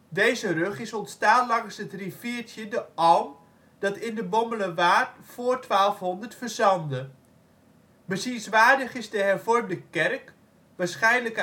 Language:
Dutch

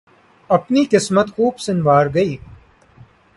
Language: Urdu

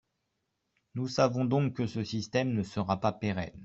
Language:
French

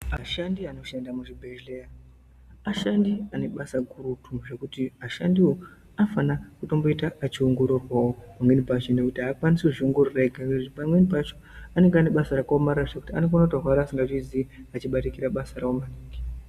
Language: Ndau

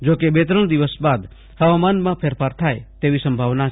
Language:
Gujarati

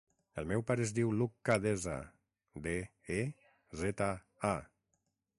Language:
Catalan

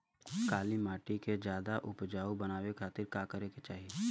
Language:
Bhojpuri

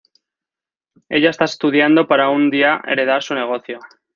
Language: Spanish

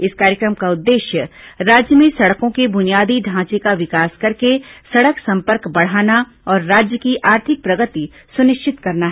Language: Hindi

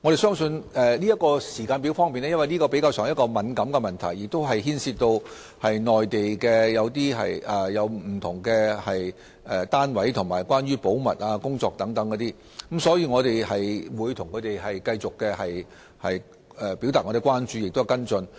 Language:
Cantonese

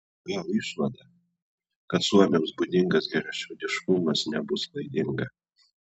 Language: Lithuanian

